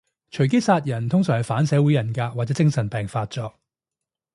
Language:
Cantonese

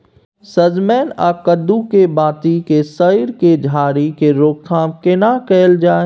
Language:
Maithili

